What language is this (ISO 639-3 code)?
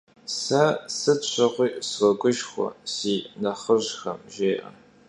kbd